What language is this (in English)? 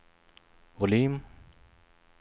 Swedish